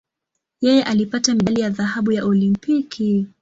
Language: Swahili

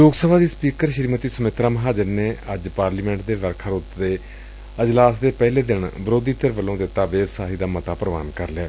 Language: Punjabi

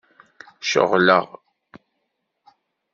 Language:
Kabyle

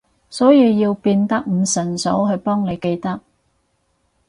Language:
Cantonese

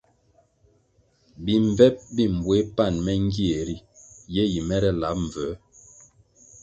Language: Kwasio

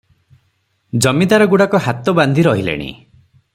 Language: Odia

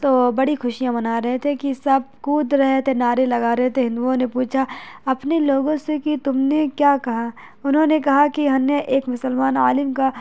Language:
Urdu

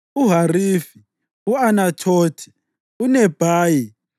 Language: North Ndebele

